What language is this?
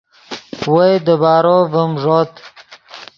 Yidgha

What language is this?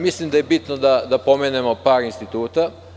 Serbian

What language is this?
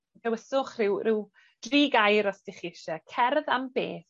Welsh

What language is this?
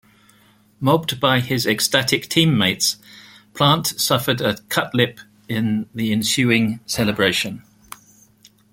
English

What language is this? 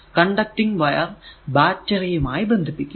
Malayalam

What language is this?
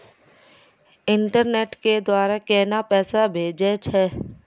Maithili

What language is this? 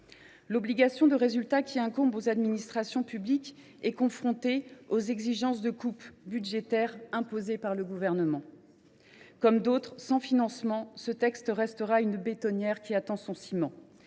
French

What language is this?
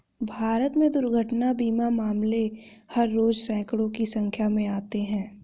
Hindi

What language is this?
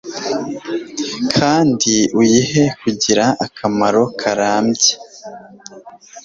Kinyarwanda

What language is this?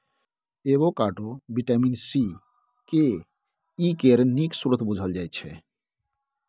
Maithili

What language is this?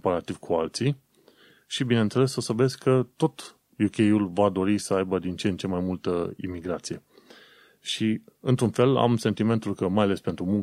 Romanian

